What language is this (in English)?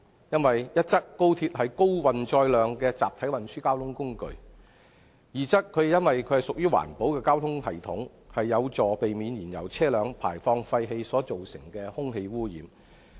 Cantonese